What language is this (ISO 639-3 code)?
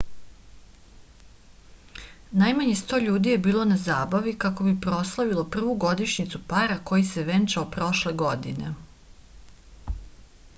srp